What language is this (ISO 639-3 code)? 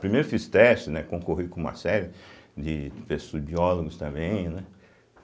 por